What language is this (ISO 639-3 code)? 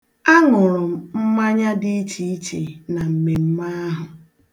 ibo